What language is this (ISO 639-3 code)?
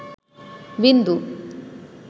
ben